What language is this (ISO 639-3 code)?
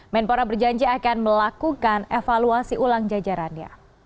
ind